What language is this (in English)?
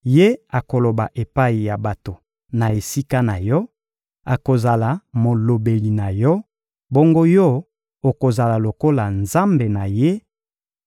Lingala